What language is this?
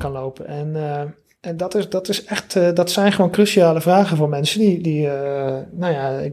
Dutch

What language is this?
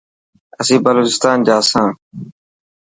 Dhatki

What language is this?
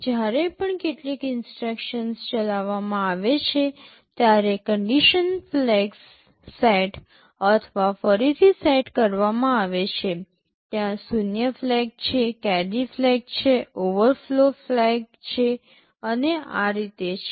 Gujarati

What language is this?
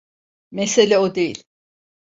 Turkish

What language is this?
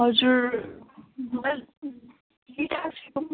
Nepali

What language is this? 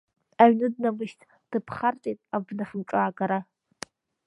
Abkhazian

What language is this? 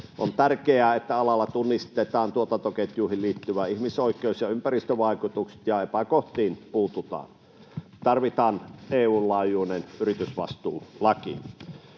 Finnish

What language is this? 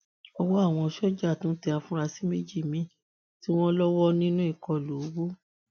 Yoruba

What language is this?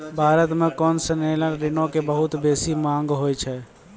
Maithili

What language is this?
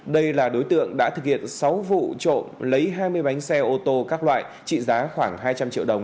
Vietnamese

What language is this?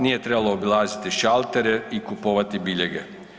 Croatian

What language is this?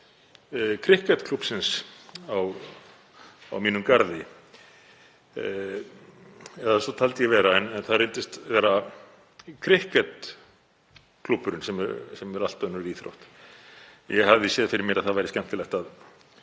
Icelandic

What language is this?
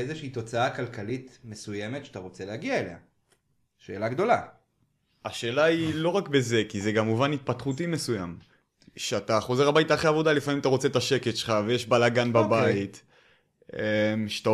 Hebrew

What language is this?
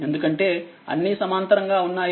Telugu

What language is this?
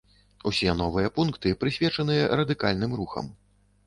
Belarusian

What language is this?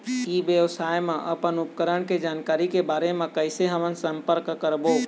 Chhattisgarhi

